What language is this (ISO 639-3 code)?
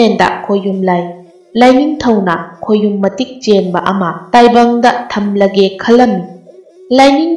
tha